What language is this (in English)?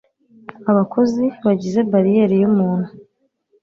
Kinyarwanda